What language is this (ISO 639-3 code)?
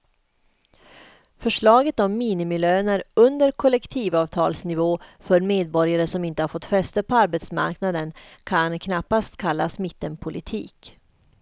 swe